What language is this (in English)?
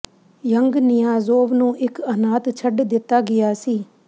Punjabi